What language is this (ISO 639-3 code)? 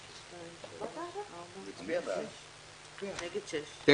heb